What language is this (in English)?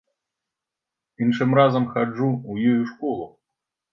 Belarusian